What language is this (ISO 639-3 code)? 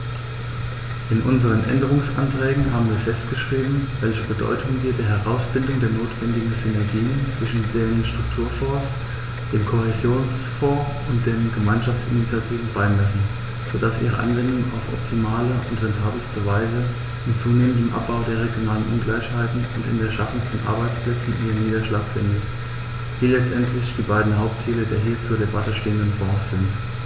deu